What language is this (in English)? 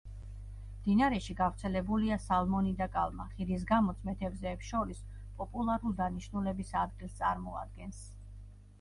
Georgian